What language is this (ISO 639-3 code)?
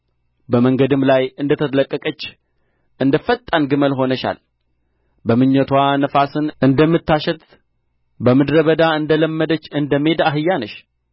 amh